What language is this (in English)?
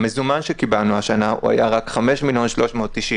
Hebrew